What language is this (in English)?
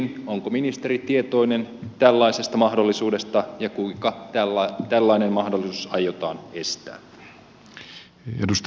Finnish